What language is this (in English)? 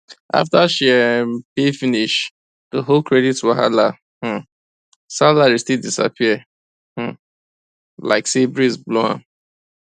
Nigerian Pidgin